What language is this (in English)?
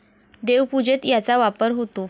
Marathi